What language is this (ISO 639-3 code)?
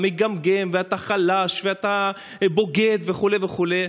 heb